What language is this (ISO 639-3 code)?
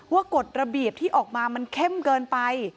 tha